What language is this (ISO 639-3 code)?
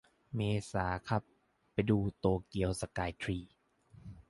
tha